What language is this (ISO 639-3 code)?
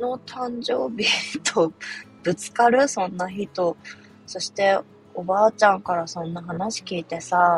jpn